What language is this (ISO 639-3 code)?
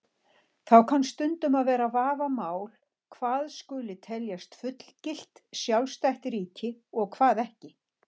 isl